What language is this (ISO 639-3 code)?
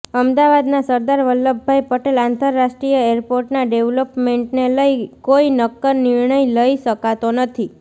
guj